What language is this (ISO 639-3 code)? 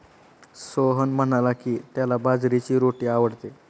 mar